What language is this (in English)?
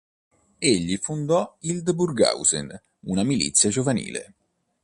Italian